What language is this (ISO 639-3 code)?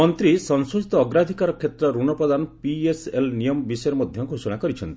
ori